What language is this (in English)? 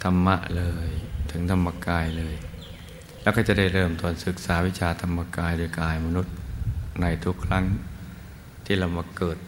Thai